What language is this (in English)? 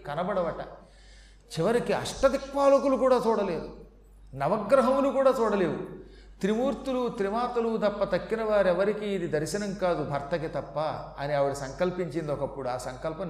Telugu